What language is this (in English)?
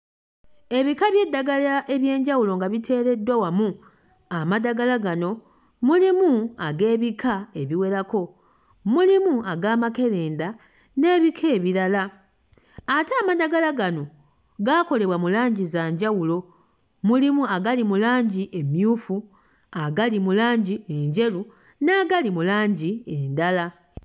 Ganda